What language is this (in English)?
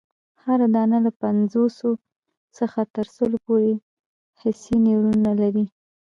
Pashto